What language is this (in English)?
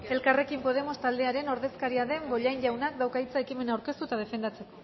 Basque